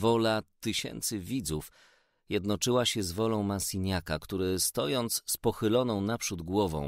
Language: Polish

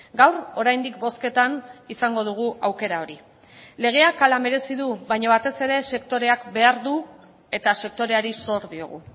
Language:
Basque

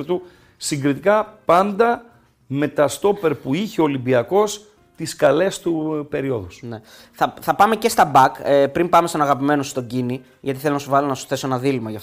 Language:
Greek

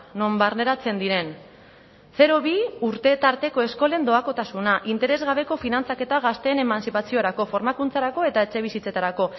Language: Basque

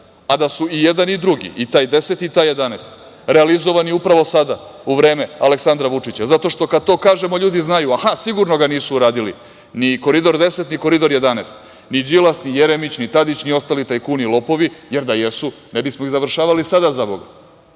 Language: Serbian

